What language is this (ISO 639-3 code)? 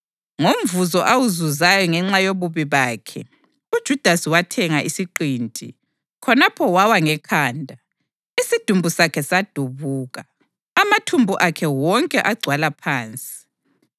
nde